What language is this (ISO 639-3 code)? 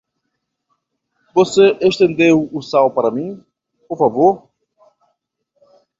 por